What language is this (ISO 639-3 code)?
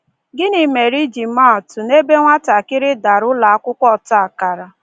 ibo